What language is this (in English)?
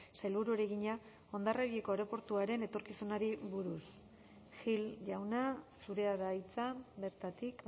Basque